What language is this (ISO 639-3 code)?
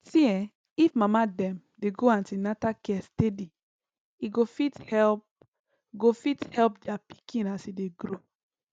pcm